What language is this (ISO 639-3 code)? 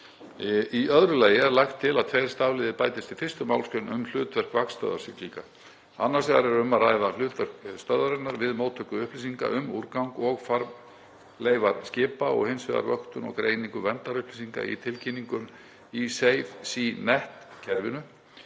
isl